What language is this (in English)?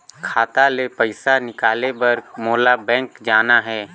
Chhattisgarhi